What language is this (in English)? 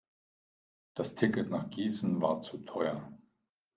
German